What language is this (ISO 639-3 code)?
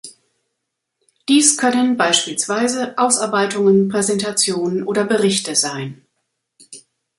deu